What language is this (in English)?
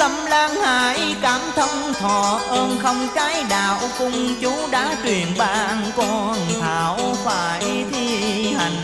Vietnamese